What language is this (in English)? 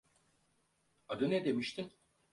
Turkish